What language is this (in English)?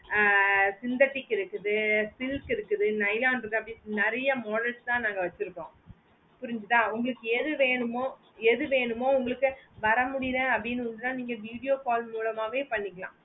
Tamil